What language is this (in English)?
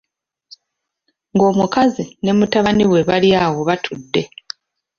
Ganda